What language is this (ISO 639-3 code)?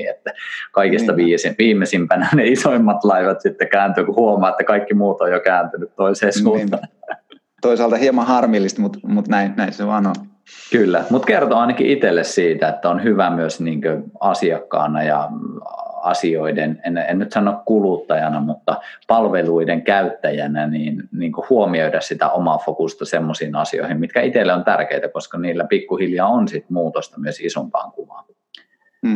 fin